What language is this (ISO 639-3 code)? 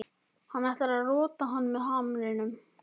isl